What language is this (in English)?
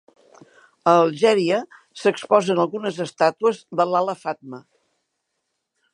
Catalan